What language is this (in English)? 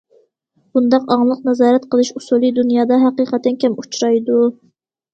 Uyghur